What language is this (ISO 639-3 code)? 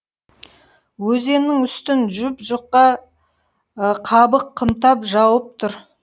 kaz